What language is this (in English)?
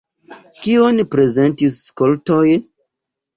Esperanto